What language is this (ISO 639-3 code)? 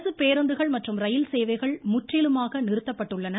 tam